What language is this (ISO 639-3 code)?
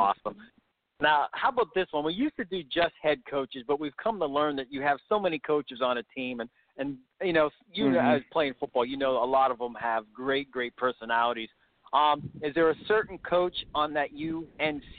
eng